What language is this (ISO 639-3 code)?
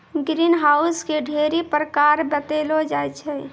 mai